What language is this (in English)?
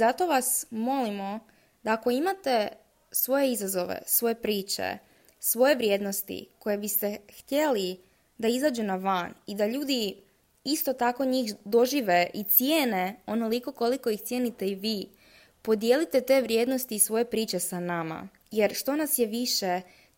Croatian